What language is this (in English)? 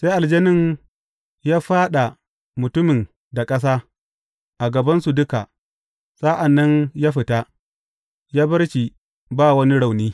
Hausa